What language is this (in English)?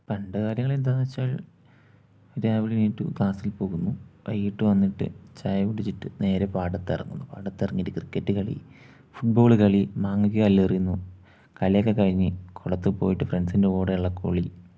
Malayalam